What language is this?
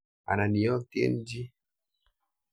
Kalenjin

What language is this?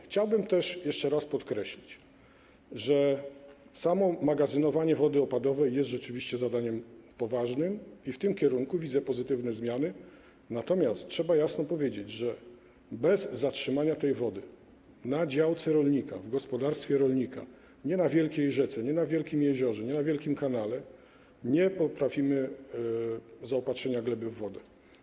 Polish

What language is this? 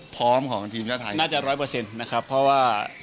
Thai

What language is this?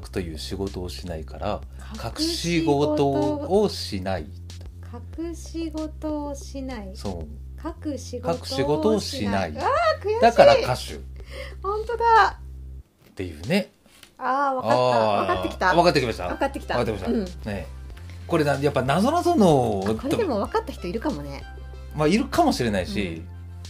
Japanese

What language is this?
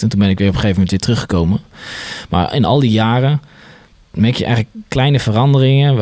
Dutch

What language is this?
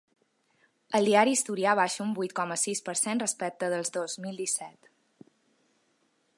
Catalan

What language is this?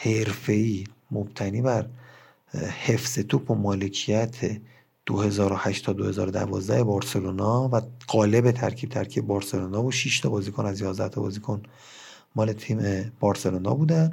Persian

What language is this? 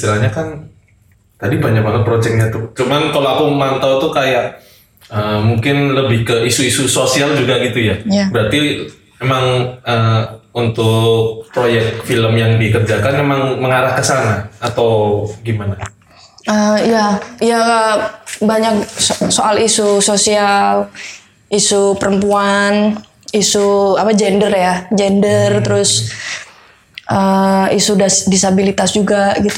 Indonesian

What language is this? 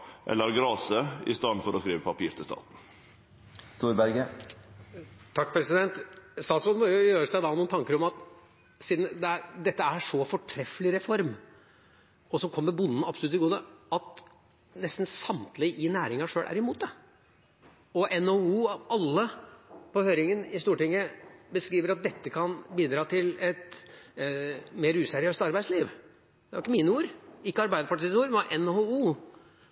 Norwegian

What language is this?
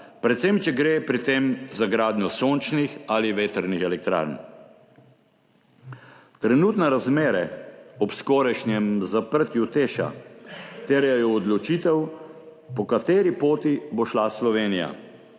Slovenian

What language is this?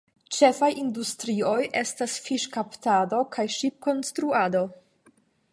Esperanto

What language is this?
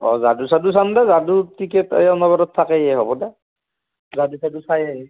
Assamese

